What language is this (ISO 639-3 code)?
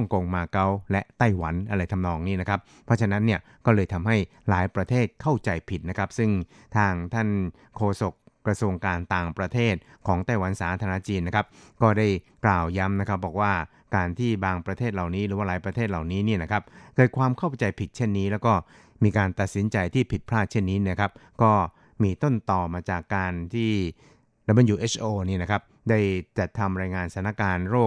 tha